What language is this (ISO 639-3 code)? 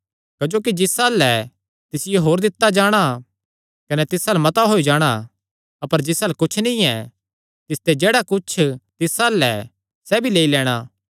xnr